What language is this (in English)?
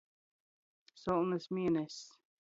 Latgalian